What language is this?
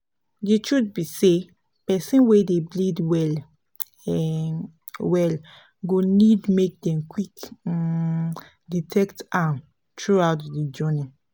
Nigerian Pidgin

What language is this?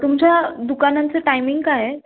Marathi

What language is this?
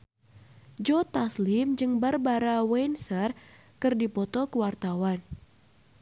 Sundanese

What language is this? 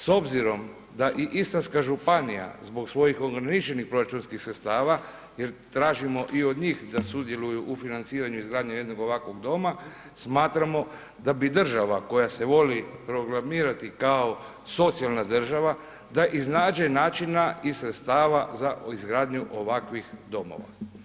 Croatian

